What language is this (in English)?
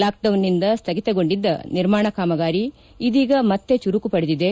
Kannada